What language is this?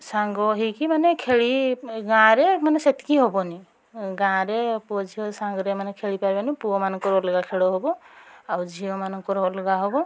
Odia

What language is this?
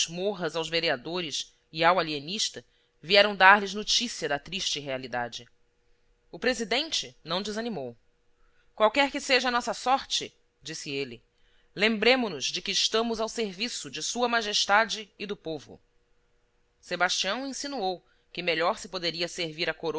Portuguese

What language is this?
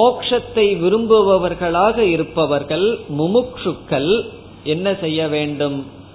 Tamil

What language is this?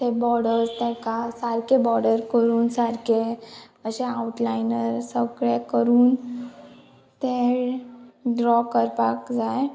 Konkani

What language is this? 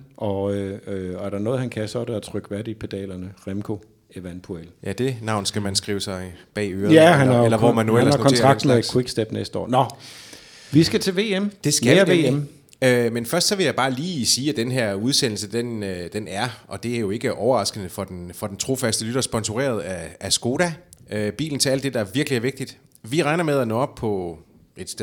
Danish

